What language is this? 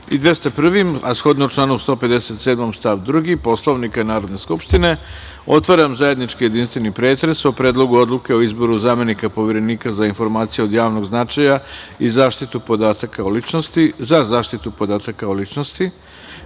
Serbian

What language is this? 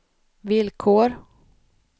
Swedish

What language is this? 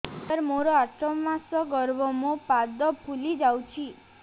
Odia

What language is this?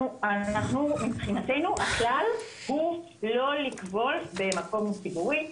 Hebrew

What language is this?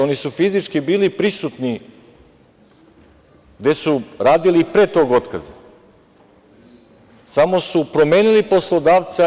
Serbian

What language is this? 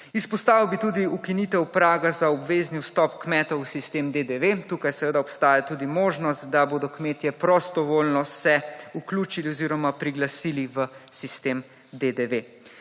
Slovenian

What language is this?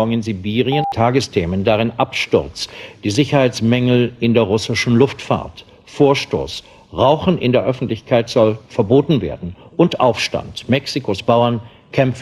German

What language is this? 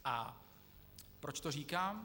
Czech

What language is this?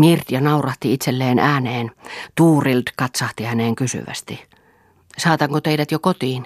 Finnish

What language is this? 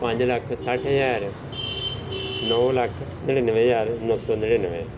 Punjabi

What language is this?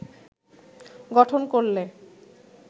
Bangla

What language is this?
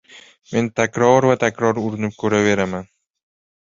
Uzbek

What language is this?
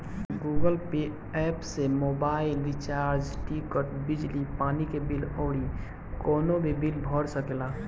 Bhojpuri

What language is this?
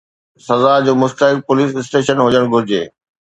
Sindhi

